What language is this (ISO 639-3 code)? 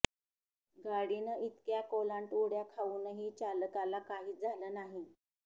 mar